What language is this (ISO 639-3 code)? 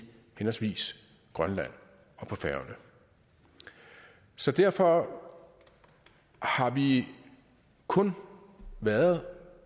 dan